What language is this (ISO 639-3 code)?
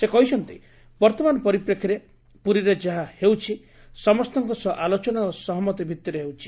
ori